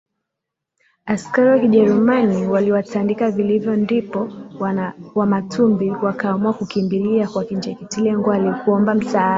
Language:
Swahili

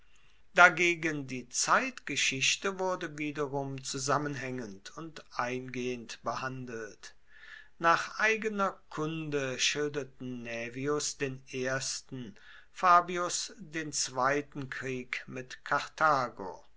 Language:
German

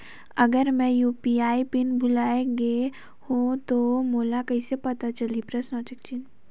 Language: Chhattisgarhi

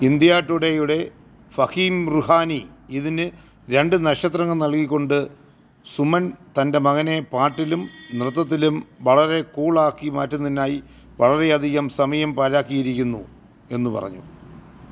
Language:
Malayalam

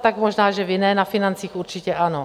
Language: Czech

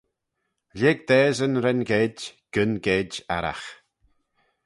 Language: Manx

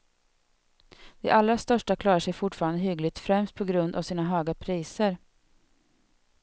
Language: Swedish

